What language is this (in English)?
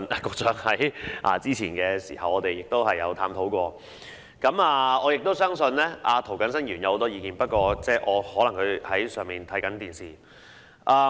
Cantonese